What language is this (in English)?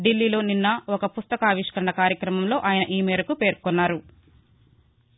Telugu